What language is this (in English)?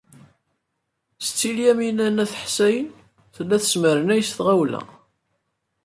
Kabyle